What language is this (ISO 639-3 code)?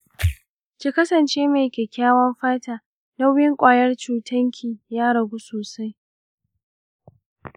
hau